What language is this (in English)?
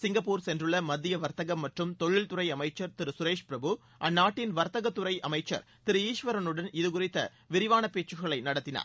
Tamil